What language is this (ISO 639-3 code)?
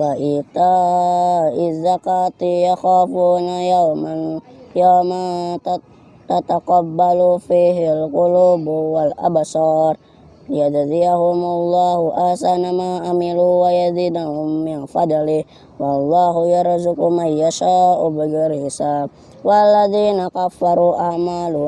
ind